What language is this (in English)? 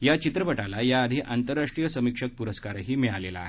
Marathi